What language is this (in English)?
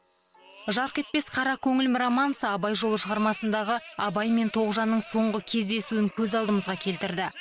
Kazakh